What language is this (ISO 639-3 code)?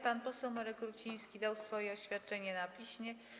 pol